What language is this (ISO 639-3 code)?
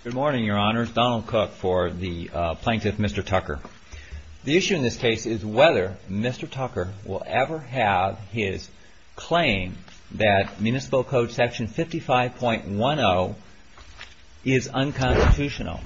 eng